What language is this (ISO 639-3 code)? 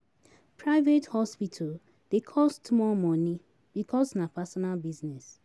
pcm